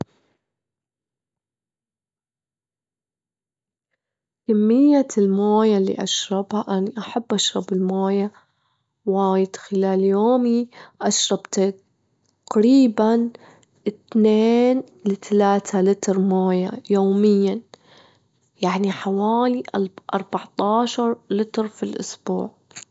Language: Gulf Arabic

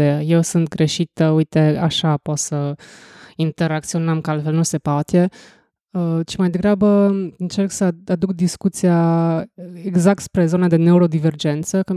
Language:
Romanian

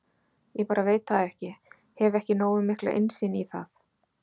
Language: Icelandic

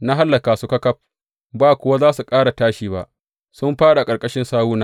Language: Hausa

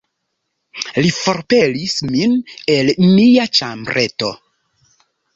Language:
Esperanto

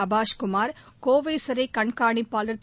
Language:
Tamil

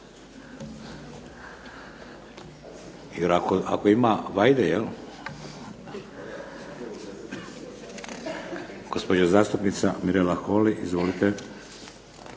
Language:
Croatian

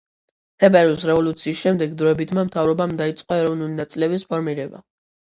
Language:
Georgian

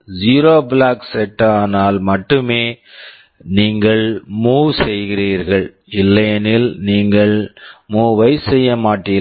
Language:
Tamil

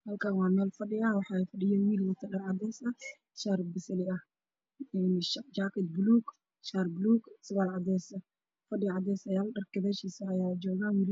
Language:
Somali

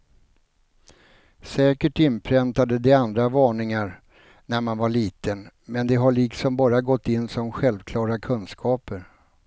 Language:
Swedish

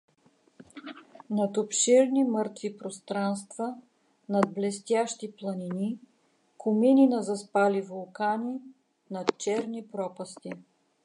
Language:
Bulgarian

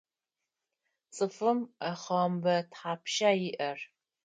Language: Adyghe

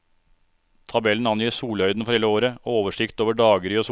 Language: Norwegian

